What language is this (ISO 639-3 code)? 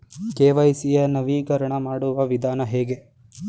kan